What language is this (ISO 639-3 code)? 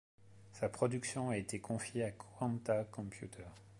fra